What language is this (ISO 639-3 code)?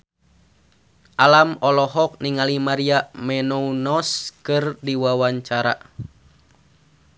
sun